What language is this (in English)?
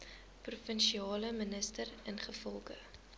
Afrikaans